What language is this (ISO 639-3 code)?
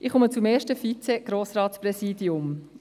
gsw